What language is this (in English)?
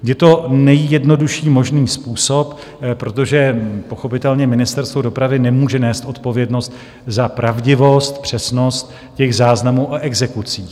Czech